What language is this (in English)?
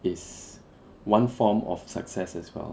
English